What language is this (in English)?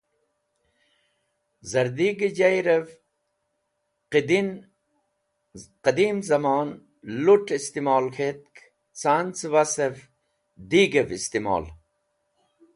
Wakhi